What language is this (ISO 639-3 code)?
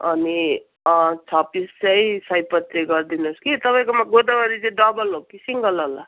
nep